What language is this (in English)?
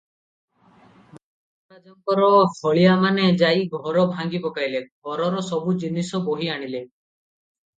Odia